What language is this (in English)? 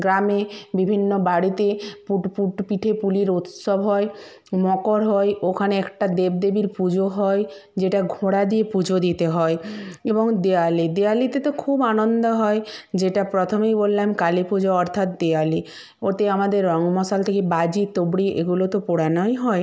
Bangla